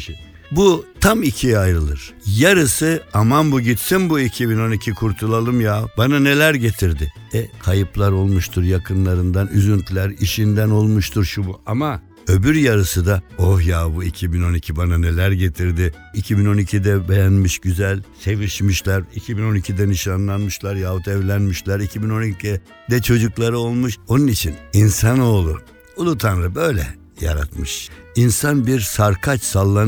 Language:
Turkish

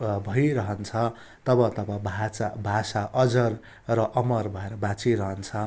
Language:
Nepali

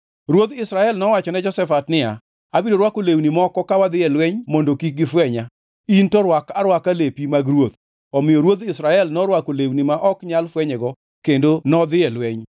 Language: Luo (Kenya and Tanzania)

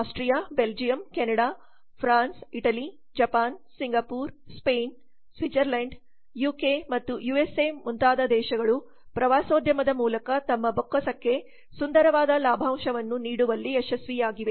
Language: Kannada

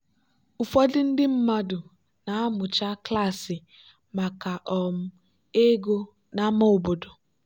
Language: Igbo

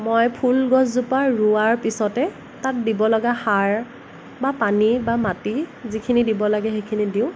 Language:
Assamese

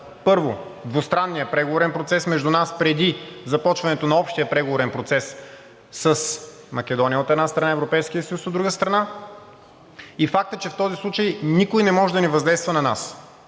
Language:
Bulgarian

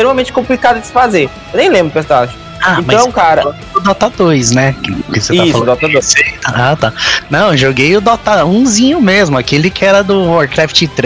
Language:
Portuguese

